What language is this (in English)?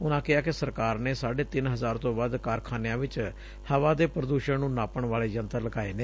Punjabi